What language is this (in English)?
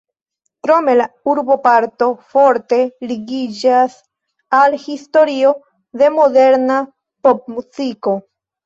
Esperanto